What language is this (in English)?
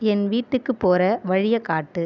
Tamil